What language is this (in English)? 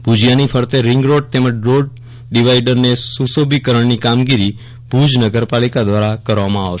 Gujarati